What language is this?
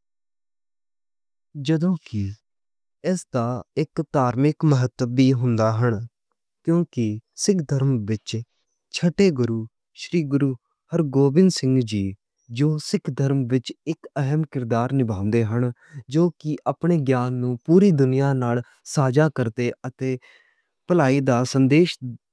Western Panjabi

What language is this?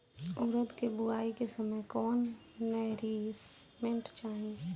Bhojpuri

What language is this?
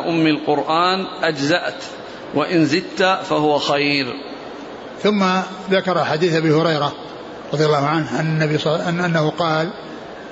Arabic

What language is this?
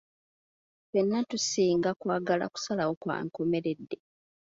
Ganda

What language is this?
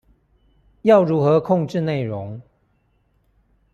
Chinese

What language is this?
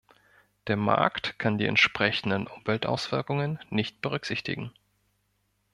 German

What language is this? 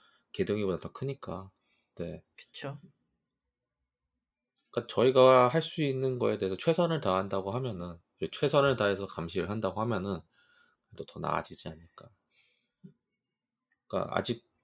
Korean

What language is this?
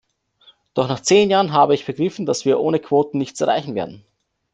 German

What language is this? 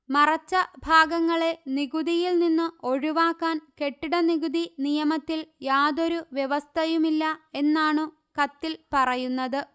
Malayalam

